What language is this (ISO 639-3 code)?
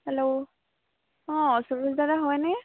asm